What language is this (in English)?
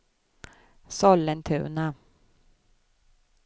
Swedish